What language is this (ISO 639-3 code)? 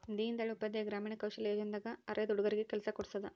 kan